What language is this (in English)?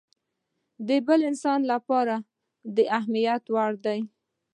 Pashto